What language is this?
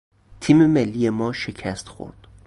Persian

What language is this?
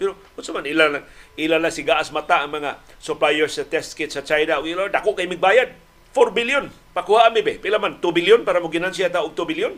Filipino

